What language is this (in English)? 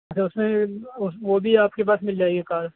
Urdu